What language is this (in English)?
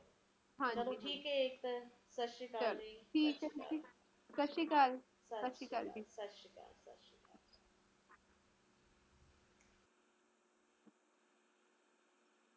Punjabi